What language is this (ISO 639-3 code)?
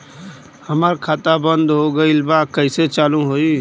bho